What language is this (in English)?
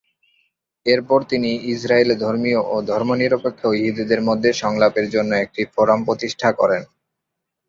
Bangla